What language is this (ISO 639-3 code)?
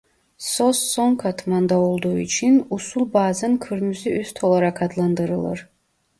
tur